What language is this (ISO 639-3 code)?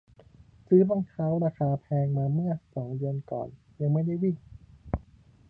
tha